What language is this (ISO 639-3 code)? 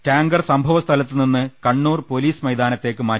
mal